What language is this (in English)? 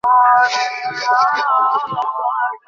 Bangla